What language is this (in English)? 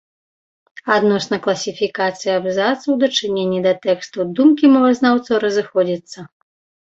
Belarusian